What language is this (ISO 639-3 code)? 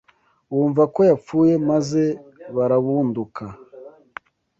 kin